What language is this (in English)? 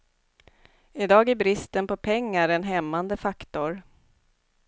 Swedish